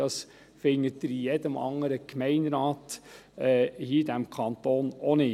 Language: Swiss German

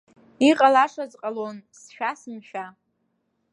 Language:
Abkhazian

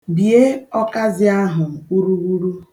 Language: Igbo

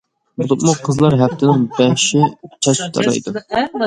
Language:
Uyghur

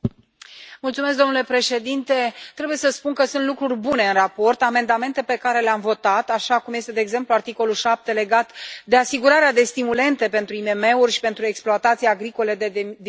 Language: Romanian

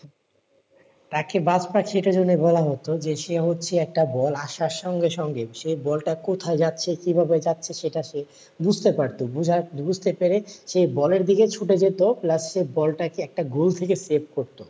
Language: Bangla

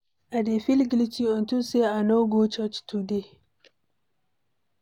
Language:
Nigerian Pidgin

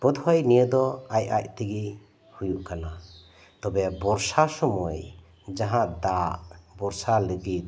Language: Santali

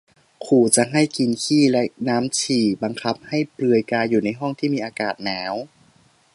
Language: Thai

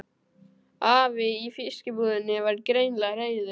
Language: Icelandic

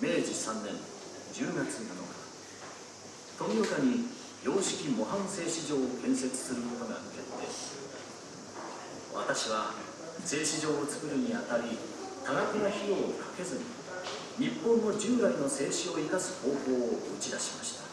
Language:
Japanese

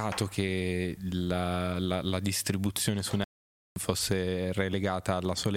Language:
Italian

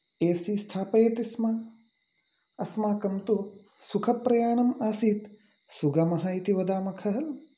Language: Sanskrit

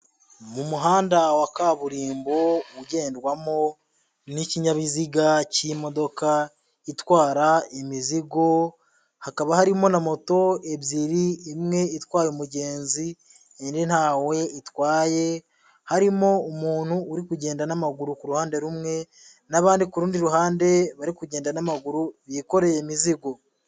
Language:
Kinyarwanda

